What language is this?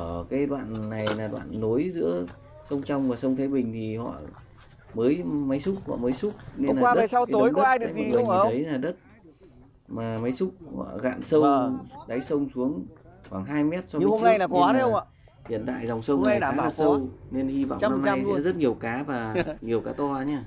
Vietnamese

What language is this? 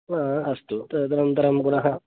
Sanskrit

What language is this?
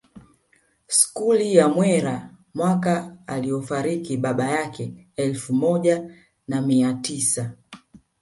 Swahili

